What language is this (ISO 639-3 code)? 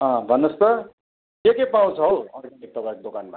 nep